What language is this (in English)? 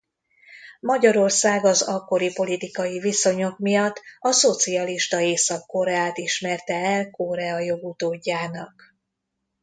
Hungarian